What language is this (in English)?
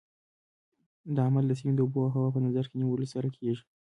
Pashto